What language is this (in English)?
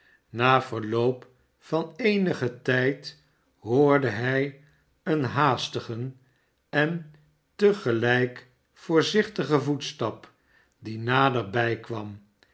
Dutch